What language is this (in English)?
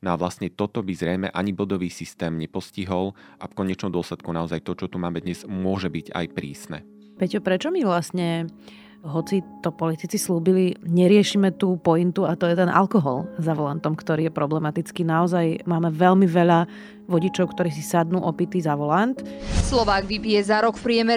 Slovak